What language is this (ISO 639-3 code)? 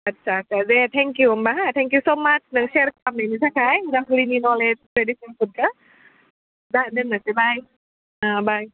brx